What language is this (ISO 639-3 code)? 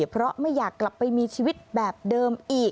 tha